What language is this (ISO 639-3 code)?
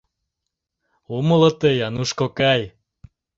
chm